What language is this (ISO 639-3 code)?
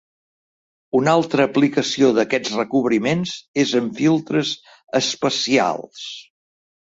cat